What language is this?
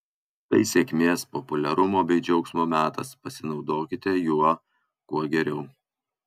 Lithuanian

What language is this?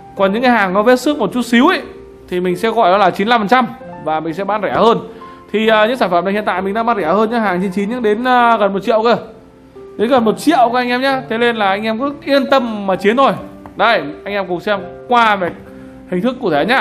Vietnamese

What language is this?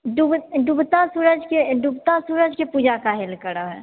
Maithili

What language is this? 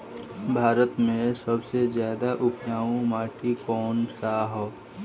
Bhojpuri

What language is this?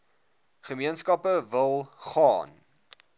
Afrikaans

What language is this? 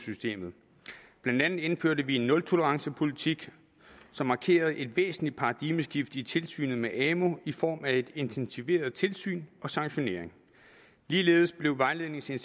Danish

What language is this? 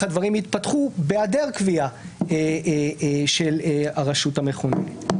Hebrew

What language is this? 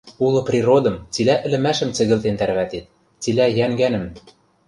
Western Mari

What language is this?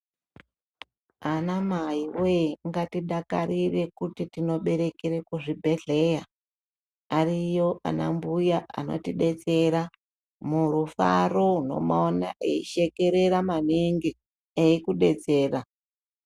Ndau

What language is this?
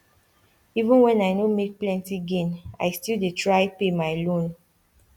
Nigerian Pidgin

